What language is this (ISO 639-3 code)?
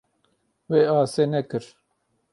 kur